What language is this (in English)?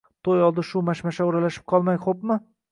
Uzbek